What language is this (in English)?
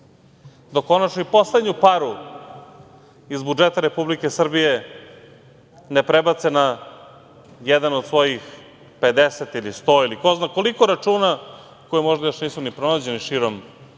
Serbian